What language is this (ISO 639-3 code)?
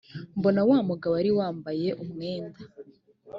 kin